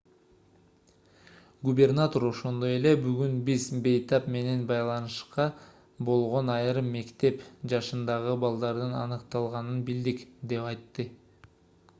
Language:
Kyrgyz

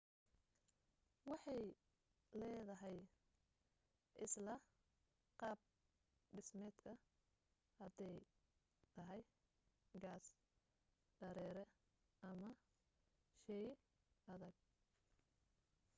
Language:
Somali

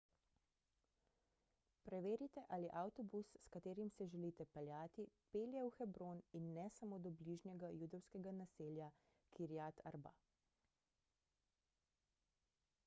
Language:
Slovenian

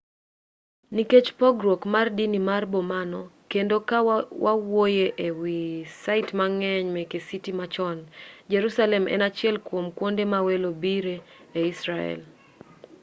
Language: Luo (Kenya and Tanzania)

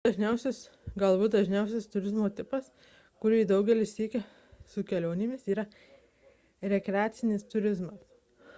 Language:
Lithuanian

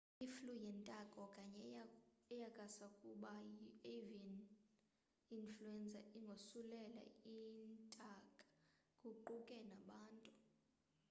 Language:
Xhosa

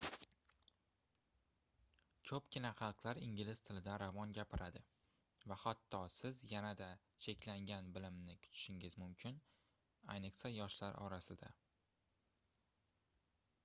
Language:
Uzbek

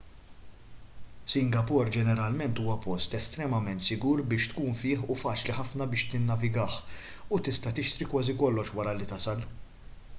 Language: Maltese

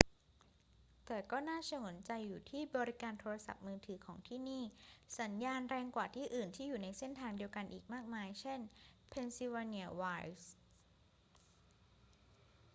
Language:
Thai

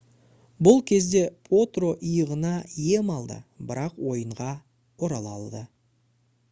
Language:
Kazakh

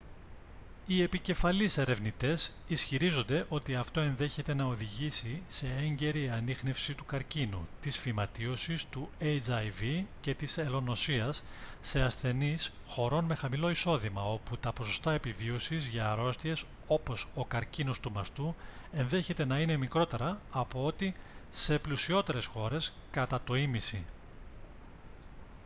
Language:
Greek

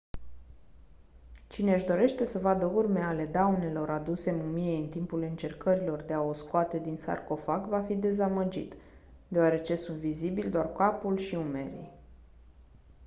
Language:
Romanian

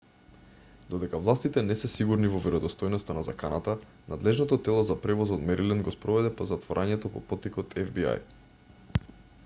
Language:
Macedonian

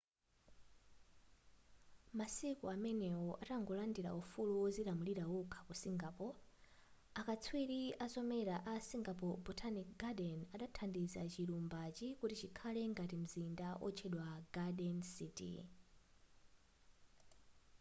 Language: Nyanja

